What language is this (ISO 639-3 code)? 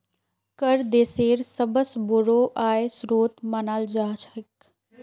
mag